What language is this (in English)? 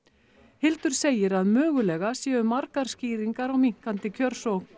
Icelandic